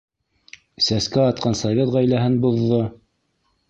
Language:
Bashkir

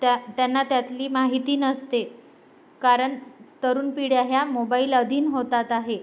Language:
Marathi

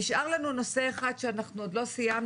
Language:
Hebrew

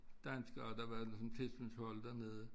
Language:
Danish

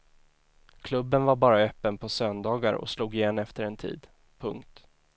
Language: Swedish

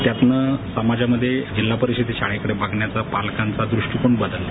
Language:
Marathi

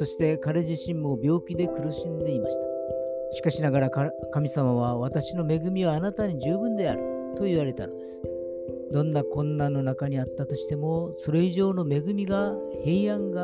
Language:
Japanese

